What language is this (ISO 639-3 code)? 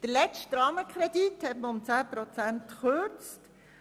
gsw